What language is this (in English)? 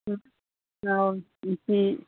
Manipuri